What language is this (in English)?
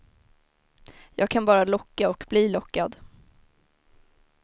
Swedish